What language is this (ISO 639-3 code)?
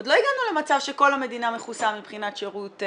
heb